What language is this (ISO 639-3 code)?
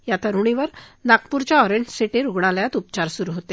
mar